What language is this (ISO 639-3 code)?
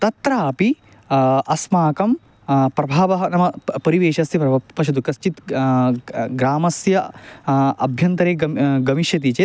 san